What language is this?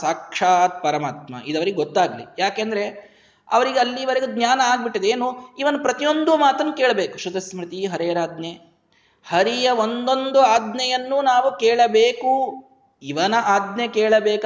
Kannada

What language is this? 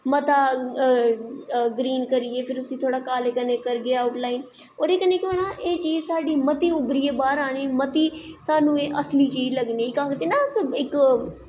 Dogri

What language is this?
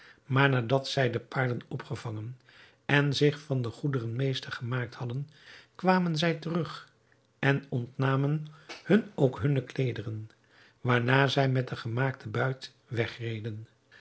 Dutch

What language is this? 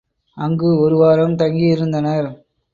Tamil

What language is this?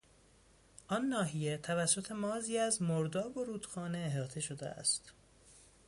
Persian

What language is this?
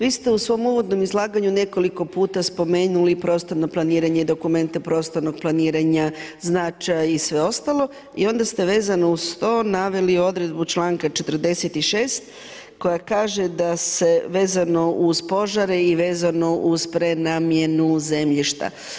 Croatian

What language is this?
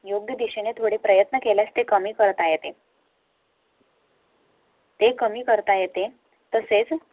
Marathi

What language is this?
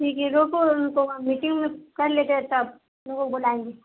Urdu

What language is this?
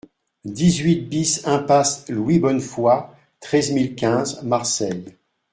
French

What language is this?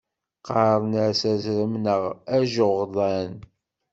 Kabyle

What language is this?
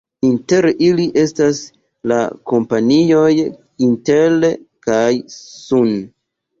Esperanto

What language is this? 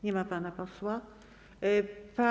Polish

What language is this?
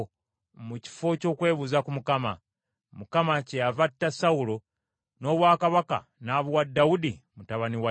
Ganda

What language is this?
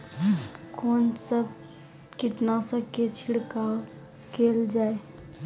Maithili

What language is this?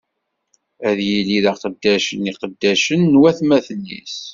Kabyle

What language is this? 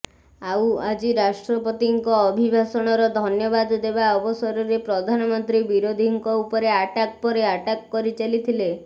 Odia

